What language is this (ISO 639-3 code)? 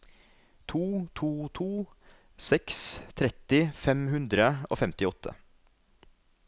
nor